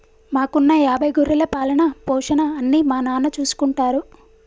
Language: Telugu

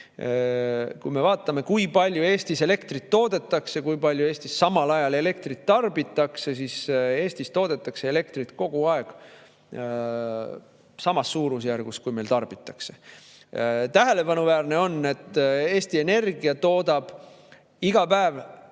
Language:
Estonian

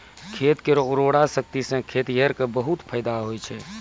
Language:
Maithili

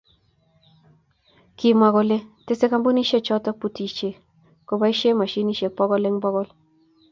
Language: Kalenjin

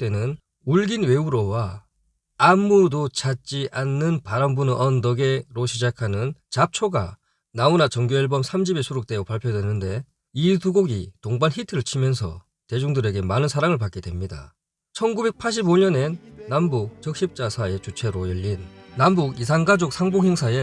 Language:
Korean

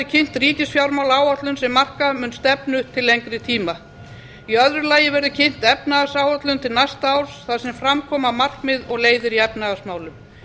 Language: Icelandic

